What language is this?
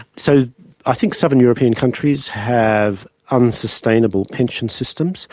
English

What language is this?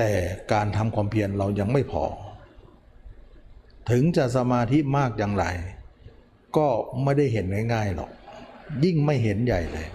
Thai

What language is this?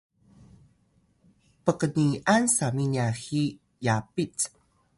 Atayal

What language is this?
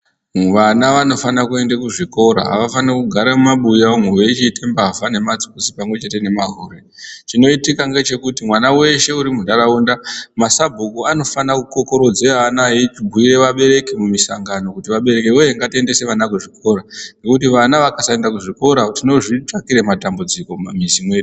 Ndau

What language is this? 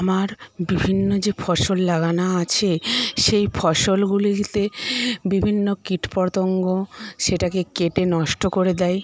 Bangla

